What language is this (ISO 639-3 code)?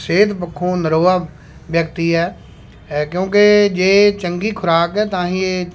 pan